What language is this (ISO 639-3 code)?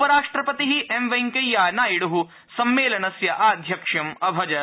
san